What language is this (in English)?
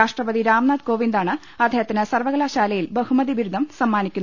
Malayalam